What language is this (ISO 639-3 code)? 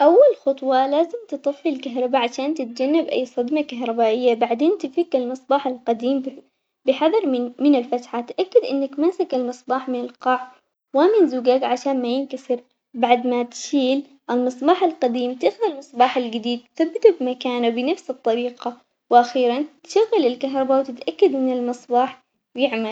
acx